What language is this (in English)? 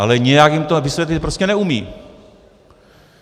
Czech